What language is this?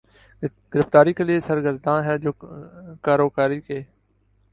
Urdu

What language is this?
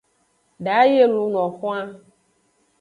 Aja (Benin)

